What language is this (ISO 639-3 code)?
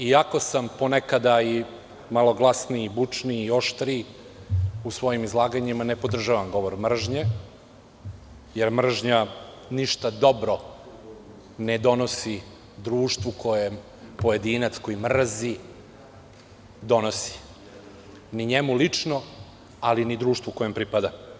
srp